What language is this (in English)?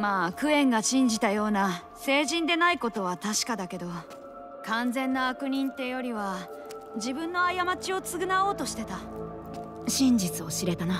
Japanese